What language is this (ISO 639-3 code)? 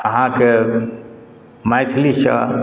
mai